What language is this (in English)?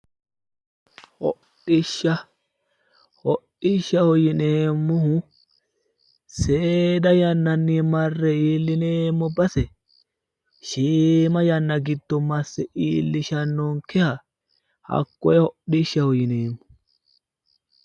Sidamo